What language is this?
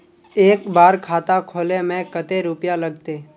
Magahi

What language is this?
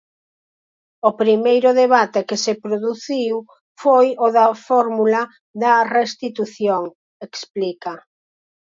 Galician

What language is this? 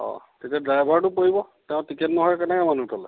Assamese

